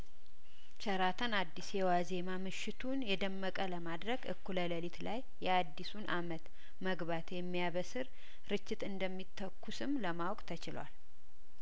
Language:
Amharic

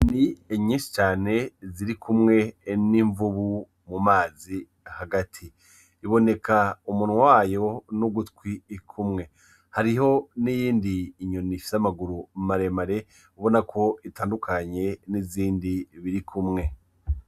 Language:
Rundi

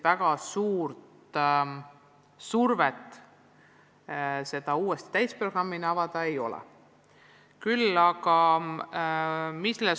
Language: Estonian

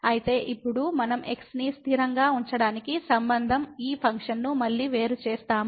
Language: Telugu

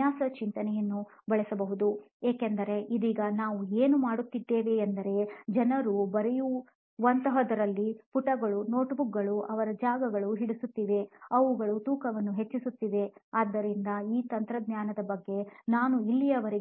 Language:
Kannada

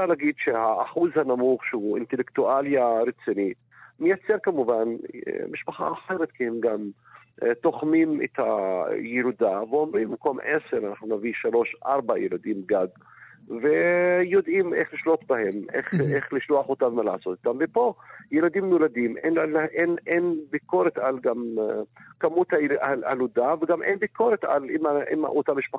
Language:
Hebrew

